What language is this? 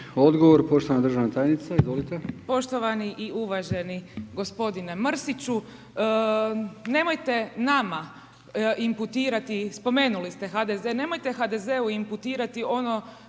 Croatian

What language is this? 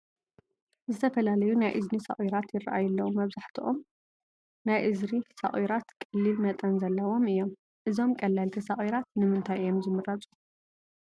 Tigrinya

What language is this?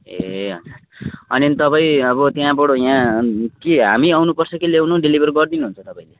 Nepali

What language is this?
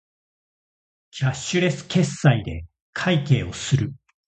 Japanese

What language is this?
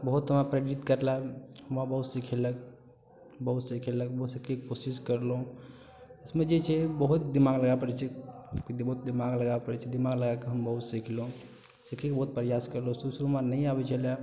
Maithili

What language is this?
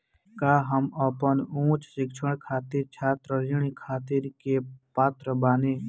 Bhojpuri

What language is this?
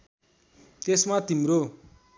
Nepali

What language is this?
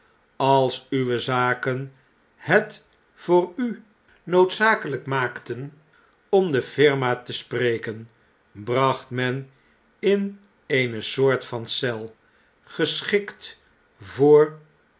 Dutch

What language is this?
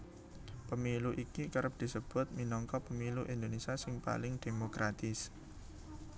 Javanese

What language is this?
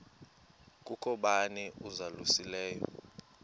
Xhosa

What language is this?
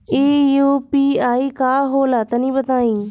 Bhojpuri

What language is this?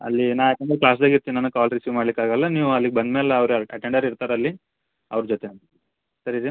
Kannada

